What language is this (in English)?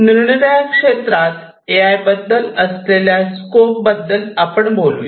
Marathi